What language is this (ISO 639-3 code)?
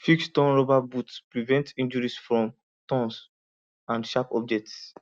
pcm